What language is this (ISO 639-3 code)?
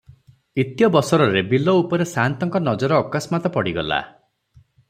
ori